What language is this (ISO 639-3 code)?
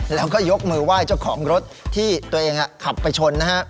tha